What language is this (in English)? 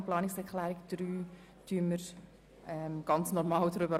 Swiss German